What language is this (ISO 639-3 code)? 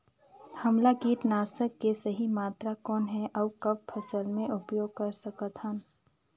hne